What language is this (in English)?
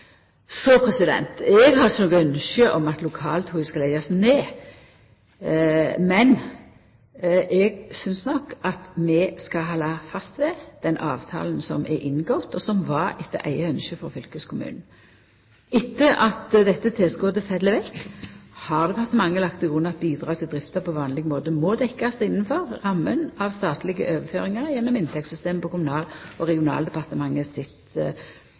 Norwegian Nynorsk